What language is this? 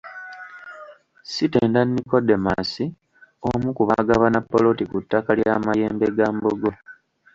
Ganda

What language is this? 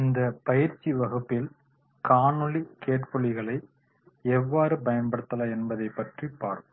Tamil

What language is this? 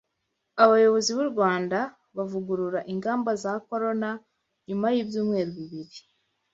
Kinyarwanda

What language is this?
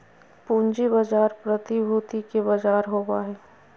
Magahi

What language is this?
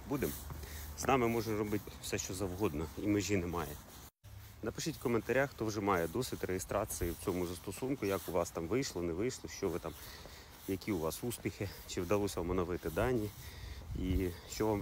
Ukrainian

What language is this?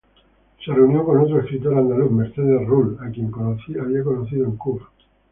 Spanish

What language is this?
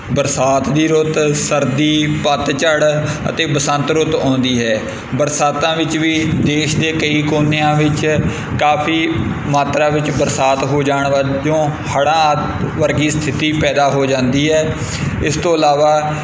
Punjabi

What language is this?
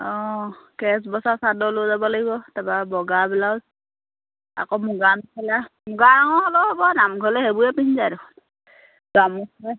Assamese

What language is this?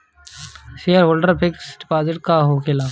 Bhojpuri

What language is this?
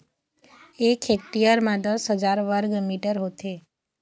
Chhattisgarhi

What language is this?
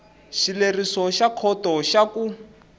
Tsonga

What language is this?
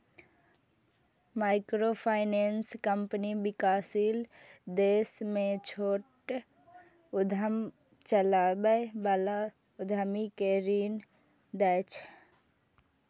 Maithili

